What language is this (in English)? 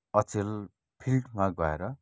Nepali